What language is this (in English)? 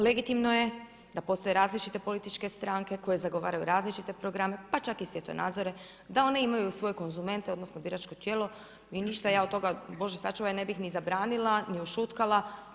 Croatian